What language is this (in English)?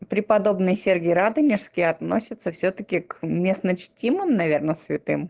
Russian